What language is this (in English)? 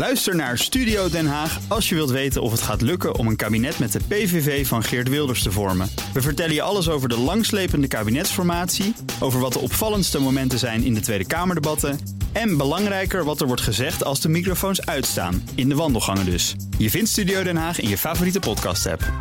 Dutch